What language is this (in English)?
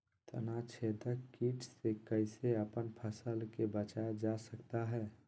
Magahi